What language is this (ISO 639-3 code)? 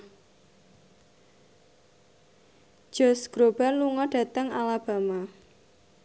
jav